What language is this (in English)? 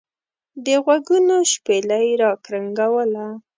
Pashto